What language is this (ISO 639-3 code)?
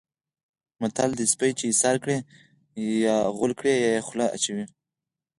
pus